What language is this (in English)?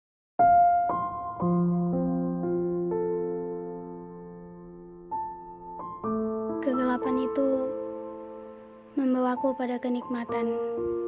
Indonesian